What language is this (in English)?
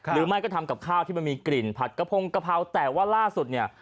Thai